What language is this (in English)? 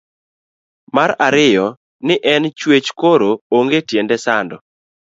Luo (Kenya and Tanzania)